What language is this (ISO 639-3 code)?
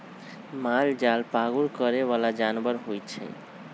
mag